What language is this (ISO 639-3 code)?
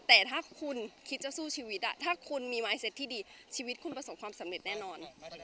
tha